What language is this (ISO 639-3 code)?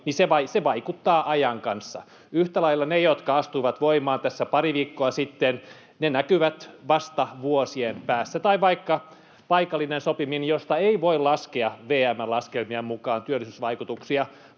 fin